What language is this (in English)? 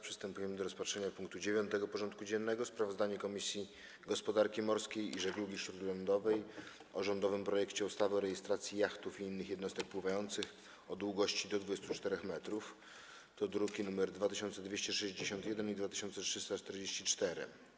Polish